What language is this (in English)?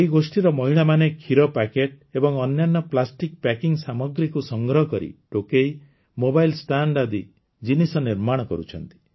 Odia